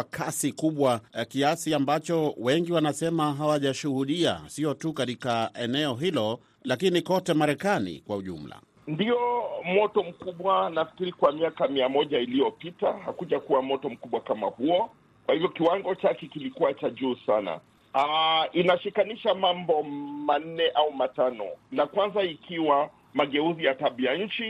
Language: Swahili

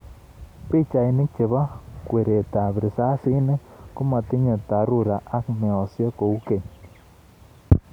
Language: Kalenjin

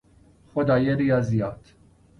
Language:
Persian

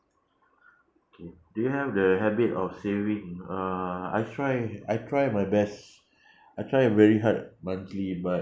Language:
English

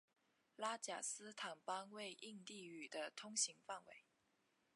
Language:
Chinese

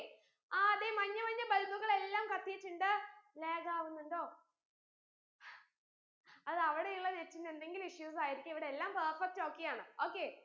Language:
Malayalam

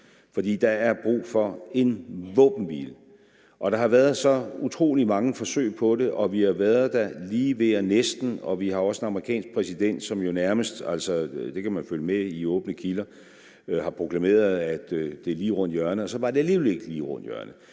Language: Danish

